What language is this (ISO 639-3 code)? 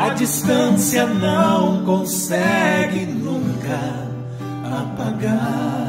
por